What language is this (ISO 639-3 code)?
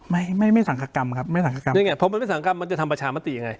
tha